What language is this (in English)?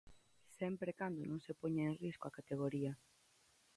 Galician